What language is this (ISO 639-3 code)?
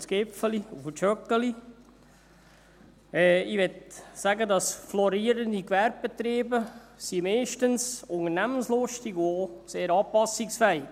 gsw